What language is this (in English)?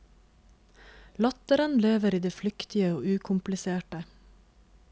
Norwegian